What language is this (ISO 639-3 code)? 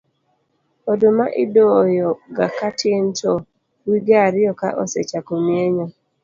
luo